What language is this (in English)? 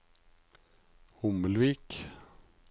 Norwegian